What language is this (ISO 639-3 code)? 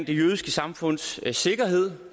dan